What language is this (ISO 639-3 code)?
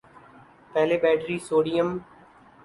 urd